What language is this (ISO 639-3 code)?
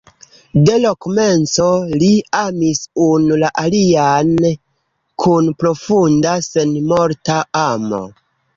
epo